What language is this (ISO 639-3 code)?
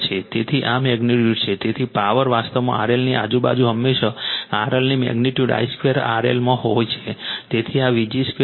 guj